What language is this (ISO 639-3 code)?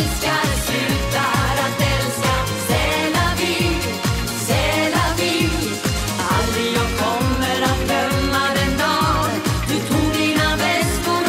ell